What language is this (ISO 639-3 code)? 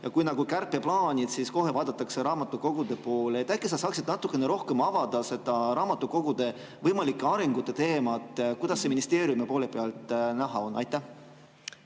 est